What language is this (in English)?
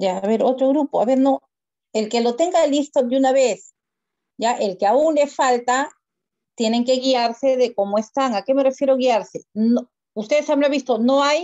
Spanish